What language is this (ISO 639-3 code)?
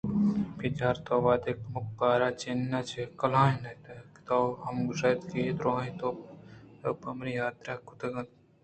bgp